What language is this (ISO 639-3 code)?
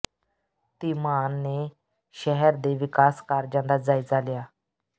pan